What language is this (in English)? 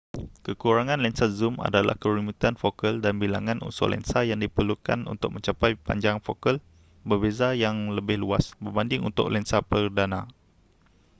Malay